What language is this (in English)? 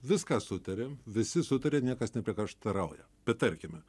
Lithuanian